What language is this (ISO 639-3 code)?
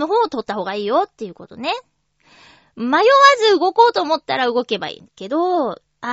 jpn